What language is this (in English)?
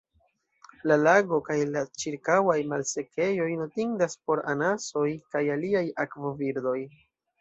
Esperanto